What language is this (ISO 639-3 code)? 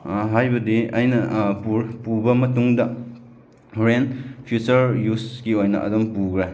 mni